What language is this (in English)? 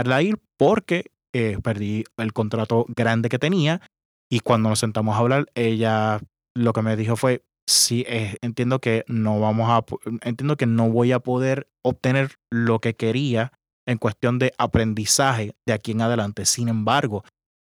Spanish